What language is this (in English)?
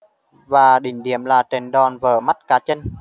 Vietnamese